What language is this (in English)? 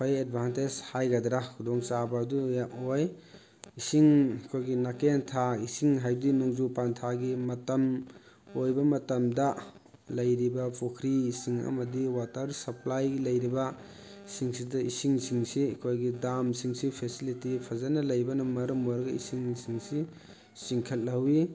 Manipuri